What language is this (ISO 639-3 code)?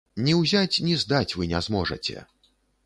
bel